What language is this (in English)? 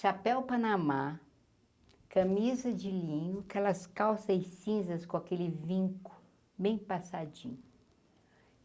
Portuguese